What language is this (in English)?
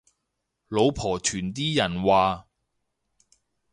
Cantonese